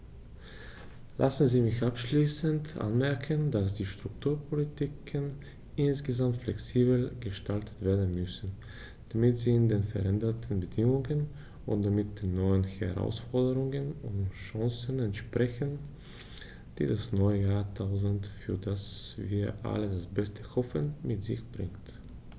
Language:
German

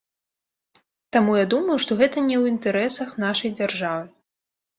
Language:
Belarusian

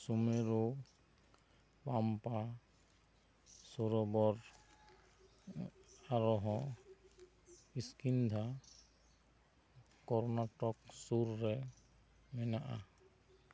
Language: Santali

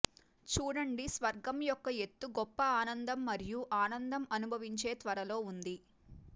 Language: Telugu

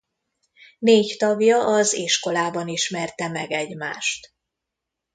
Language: Hungarian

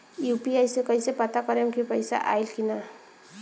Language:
Bhojpuri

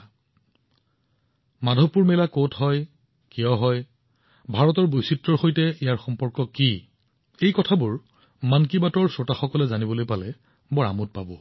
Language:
Assamese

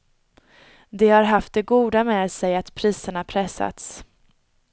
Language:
Swedish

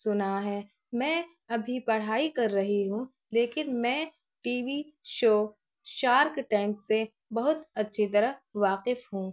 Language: Urdu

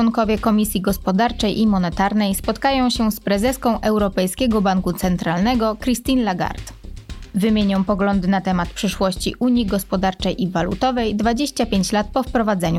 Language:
Polish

